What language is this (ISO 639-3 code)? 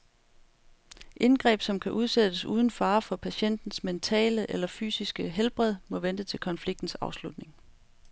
dan